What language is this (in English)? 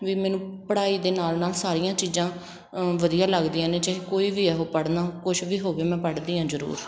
Punjabi